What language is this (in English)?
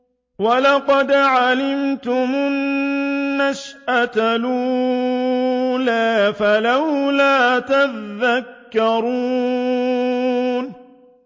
Arabic